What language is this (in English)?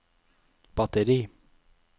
Norwegian